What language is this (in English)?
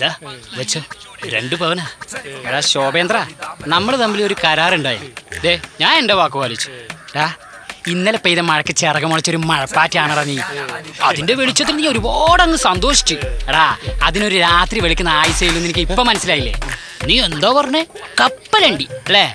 Malayalam